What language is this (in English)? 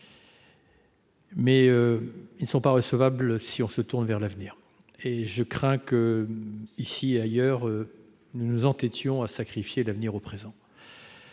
French